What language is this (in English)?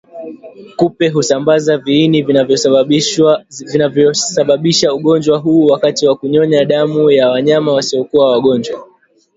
Swahili